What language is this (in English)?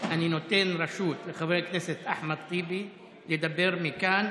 Hebrew